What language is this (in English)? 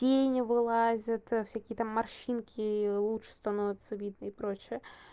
Russian